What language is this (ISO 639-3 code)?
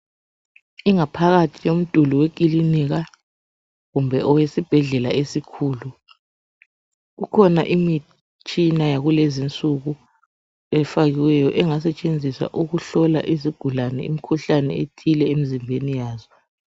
nde